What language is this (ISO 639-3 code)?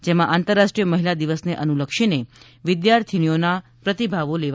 guj